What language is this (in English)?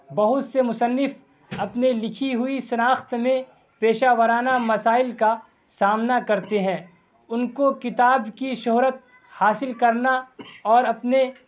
Urdu